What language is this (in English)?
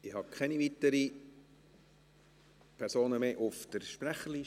Swiss German